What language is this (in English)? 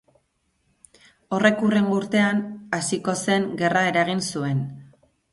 Basque